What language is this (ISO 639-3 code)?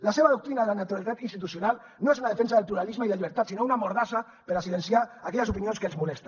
cat